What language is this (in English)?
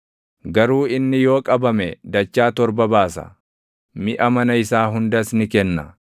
Oromo